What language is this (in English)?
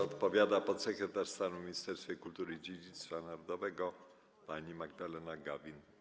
Polish